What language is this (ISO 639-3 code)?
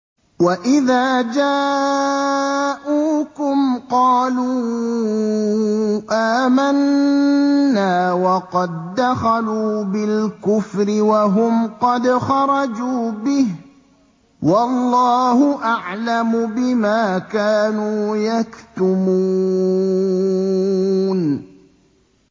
ara